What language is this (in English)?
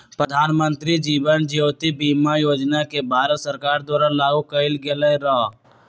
Magahi